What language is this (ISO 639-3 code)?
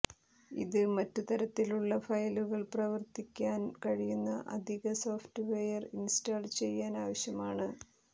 mal